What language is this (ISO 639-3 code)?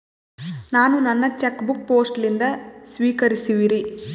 kan